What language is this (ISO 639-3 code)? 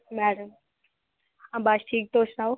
doi